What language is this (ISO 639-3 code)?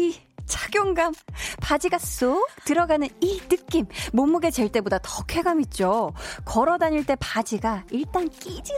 kor